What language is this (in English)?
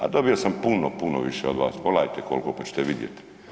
Croatian